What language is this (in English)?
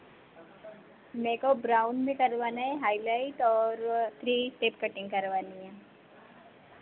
Hindi